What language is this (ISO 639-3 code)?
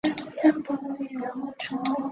zho